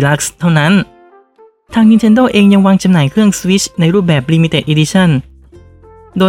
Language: Thai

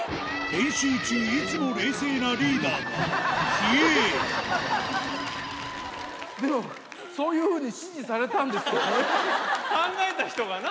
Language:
Japanese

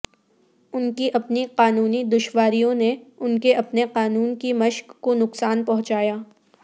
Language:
Urdu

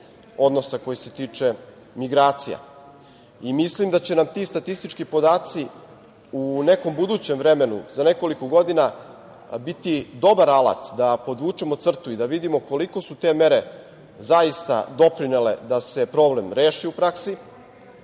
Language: Serbian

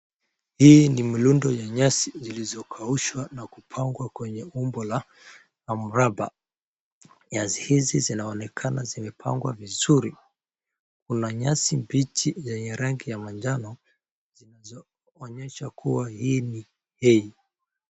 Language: Swahili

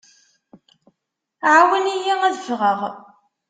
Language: Kabyle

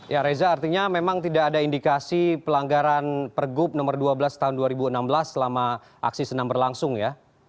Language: Indonesian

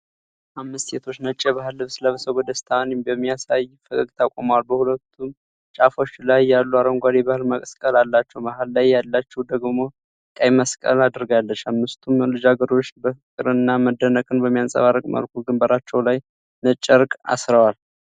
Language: Amharic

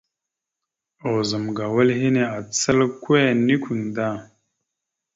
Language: Mada (Cameroon)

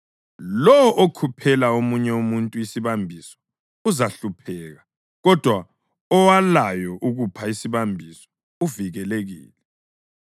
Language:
North Ndebele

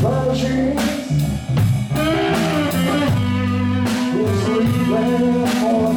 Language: Arabic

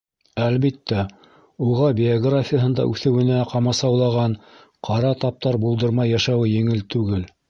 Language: Bashkir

